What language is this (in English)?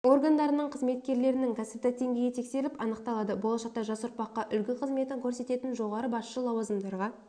Kazakh